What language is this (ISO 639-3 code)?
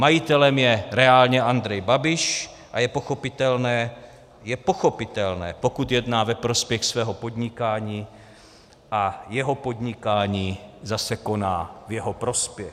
ces